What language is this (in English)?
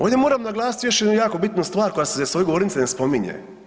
Croatian